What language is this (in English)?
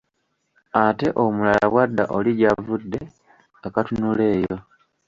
Ganda